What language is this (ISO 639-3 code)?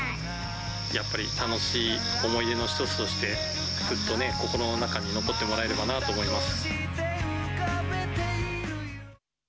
jpn